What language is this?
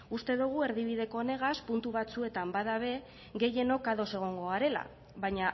Basque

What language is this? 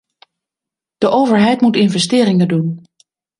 Dutch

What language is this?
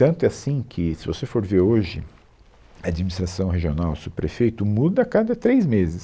Portuguese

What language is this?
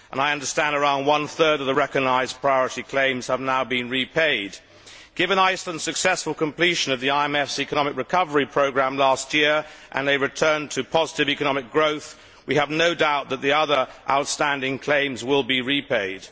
English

